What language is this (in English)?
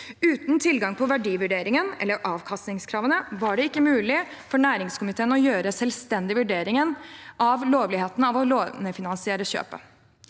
Norwegian